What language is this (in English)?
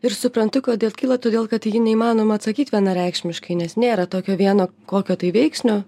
Lithuanian